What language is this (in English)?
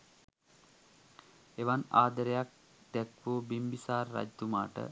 Sinhala